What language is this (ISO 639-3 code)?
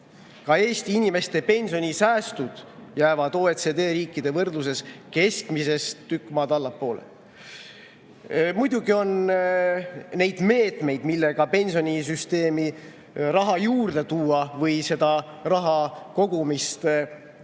est